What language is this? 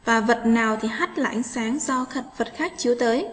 Vietnamese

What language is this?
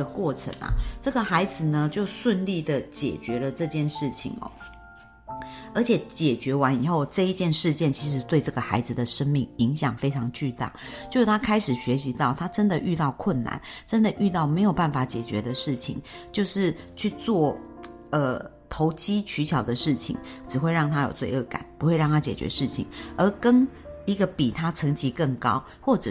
Chinese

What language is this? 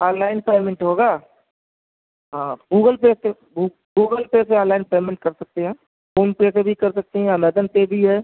Urdu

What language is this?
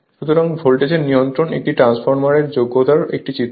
Bangla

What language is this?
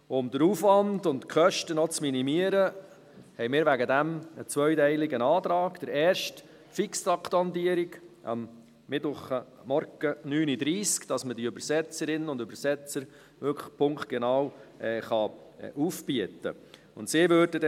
Swiss German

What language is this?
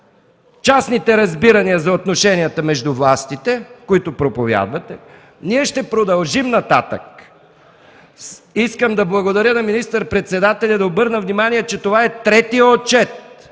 Bulgarian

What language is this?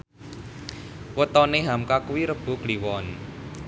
Javanese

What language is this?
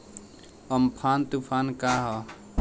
Bhojpuri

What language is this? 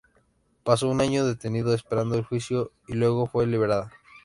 Spanish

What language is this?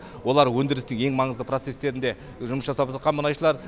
Kazakh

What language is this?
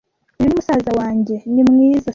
Kinyarwanda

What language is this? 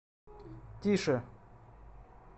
Russian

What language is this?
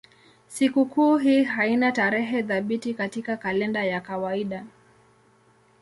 Swahili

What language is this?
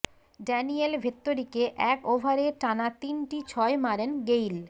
Bangla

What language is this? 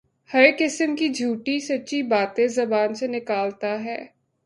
Urdu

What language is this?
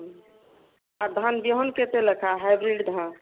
Odia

